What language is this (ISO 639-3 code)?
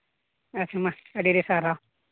sat